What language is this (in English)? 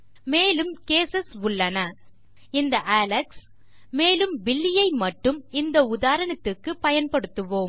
Tamil